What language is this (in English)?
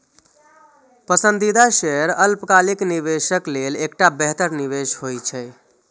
Maithili